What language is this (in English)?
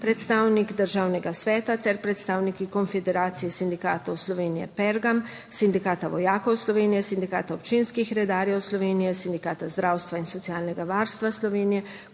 Slovenian